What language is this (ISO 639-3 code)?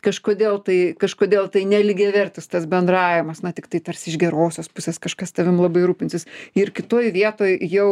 lit